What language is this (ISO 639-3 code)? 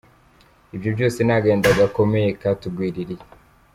kin